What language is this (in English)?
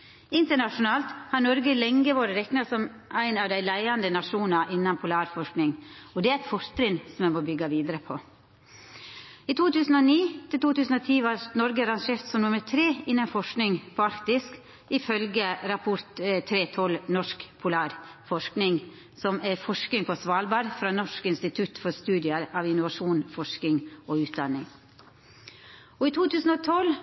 Norwegian Nynorsk